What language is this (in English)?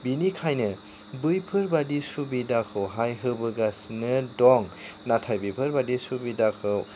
Bodo